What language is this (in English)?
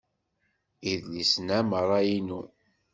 Kabyle